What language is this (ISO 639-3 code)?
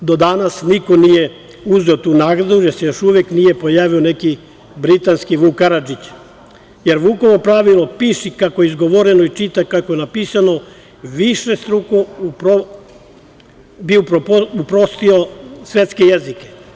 srp